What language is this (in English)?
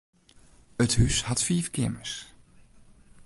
Western Frisian